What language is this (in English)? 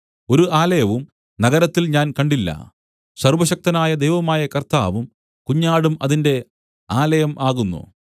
Malayalam